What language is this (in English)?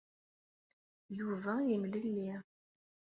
Kabyle